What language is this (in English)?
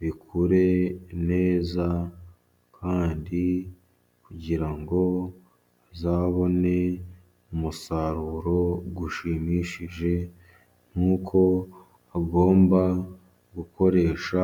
Kinyarwanda